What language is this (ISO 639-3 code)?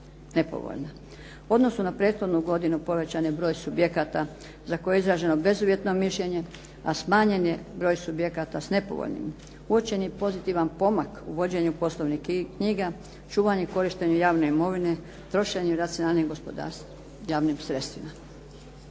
hrv